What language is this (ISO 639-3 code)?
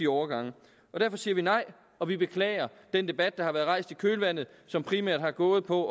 dan